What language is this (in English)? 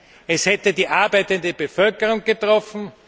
German